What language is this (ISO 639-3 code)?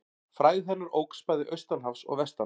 isl